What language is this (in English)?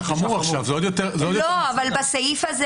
Hebrew